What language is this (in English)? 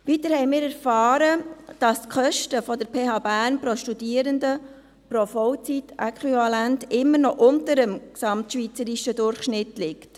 Swiss German